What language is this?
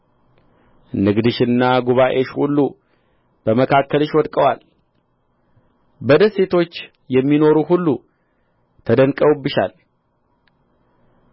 Amharic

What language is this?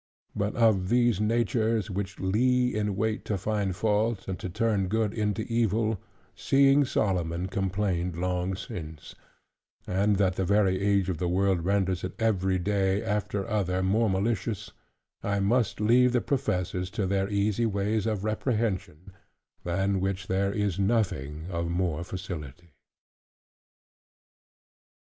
English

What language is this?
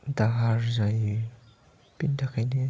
Bodo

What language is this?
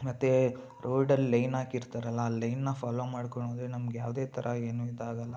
Kannada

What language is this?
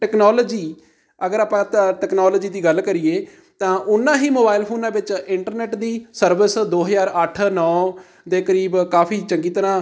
Punjabi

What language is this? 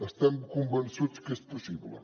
Catalan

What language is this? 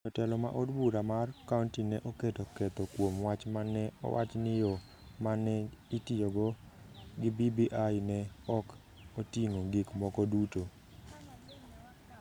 Luo (Kenya and Tanzania)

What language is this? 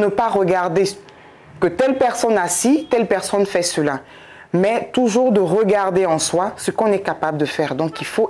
French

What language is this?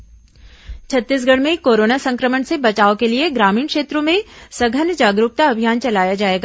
Hindi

